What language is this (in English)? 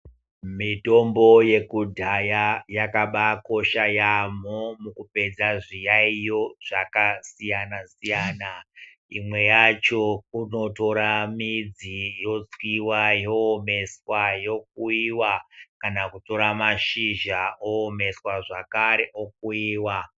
Ndau